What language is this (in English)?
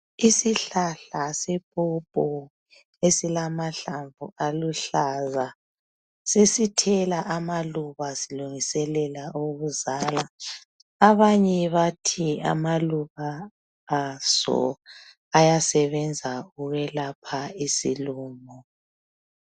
North Ndebele